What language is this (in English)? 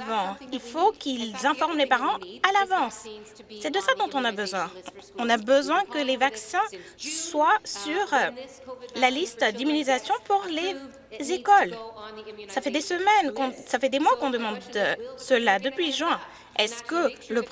French